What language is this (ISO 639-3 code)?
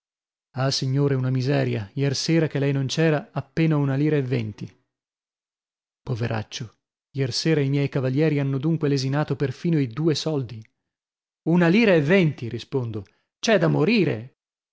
ita